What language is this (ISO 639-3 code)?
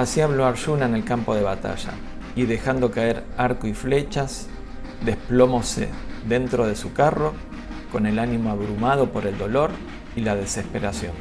spa